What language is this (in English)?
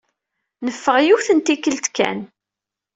Kabyle